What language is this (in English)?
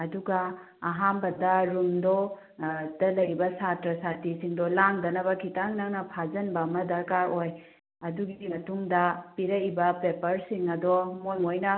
Manipuri